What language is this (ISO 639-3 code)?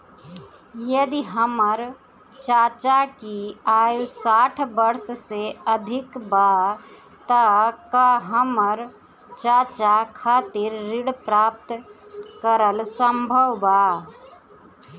bho